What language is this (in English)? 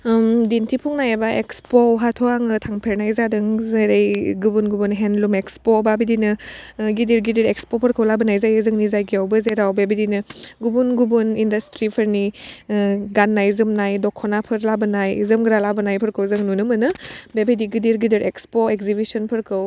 Bodo